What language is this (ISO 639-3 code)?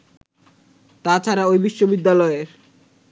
ben